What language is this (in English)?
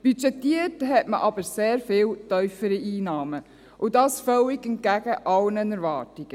Swiss German